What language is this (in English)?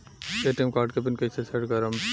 Bhojpuri